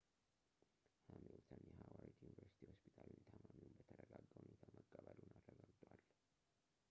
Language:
Amharic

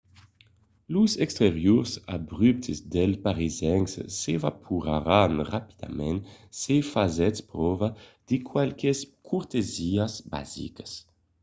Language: Occitan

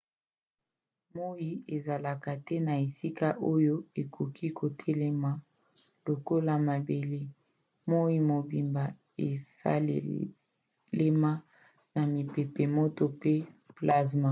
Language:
Lingala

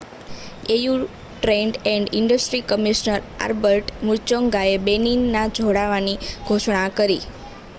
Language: Gujarati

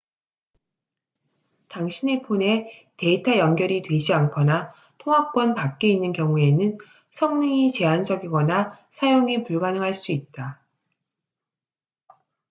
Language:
Korean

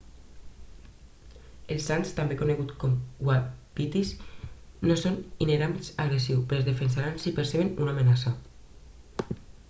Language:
Catalan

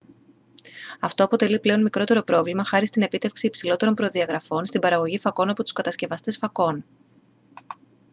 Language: Greek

